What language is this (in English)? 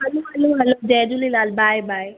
Sindhi